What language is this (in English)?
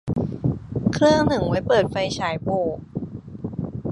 Thai